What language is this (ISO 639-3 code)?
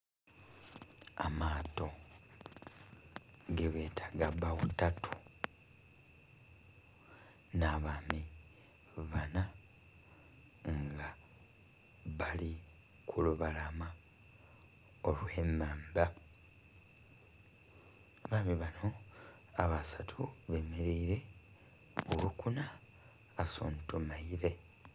xog